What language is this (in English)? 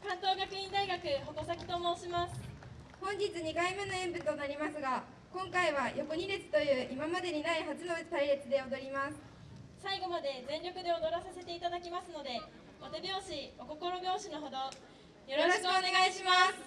Japanese